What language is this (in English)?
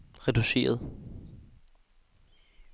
Danish